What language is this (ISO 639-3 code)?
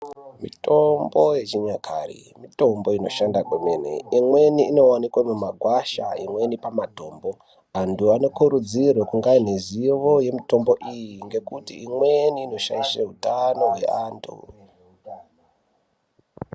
ndc